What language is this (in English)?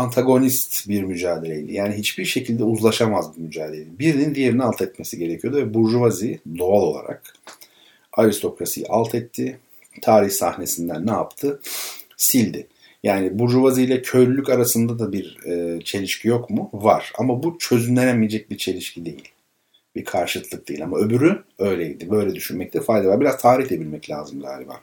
Turkish